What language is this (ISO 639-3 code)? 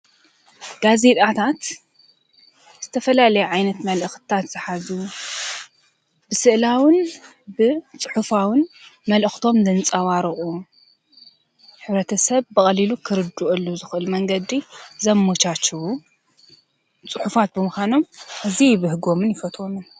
tir